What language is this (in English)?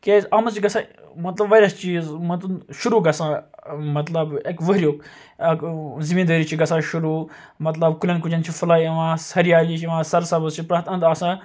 Kashmiri